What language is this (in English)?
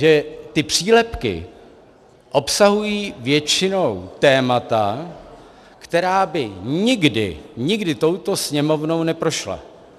Czech